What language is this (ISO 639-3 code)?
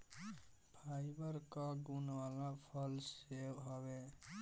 bho